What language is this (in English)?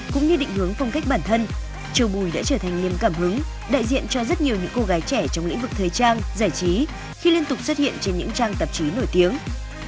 Vietnamese